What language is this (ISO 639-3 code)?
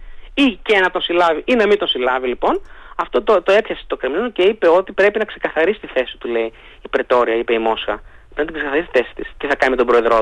ell